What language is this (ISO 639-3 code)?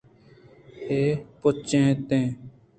bgp